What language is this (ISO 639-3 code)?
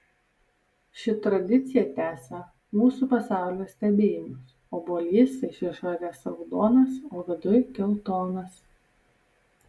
lit